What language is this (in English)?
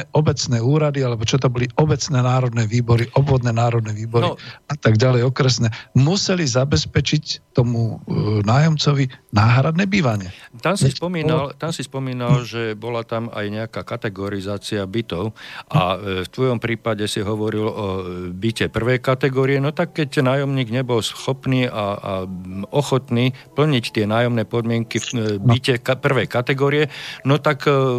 Slovak